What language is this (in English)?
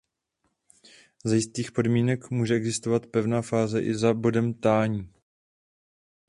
Czech